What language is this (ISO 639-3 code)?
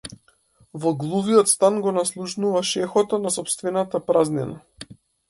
mkd